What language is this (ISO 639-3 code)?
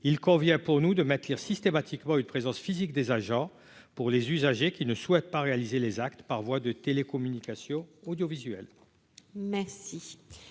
fra